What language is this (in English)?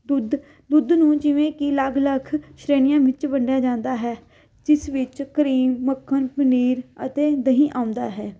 Punjabi